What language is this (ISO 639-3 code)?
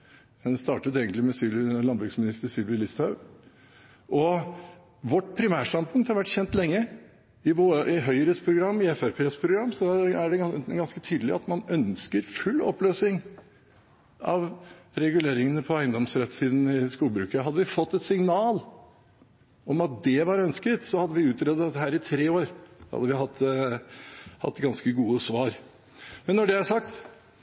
nob